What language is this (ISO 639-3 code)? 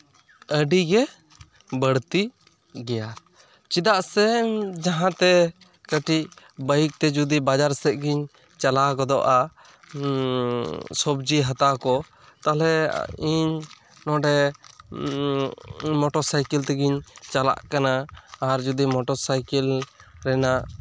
sat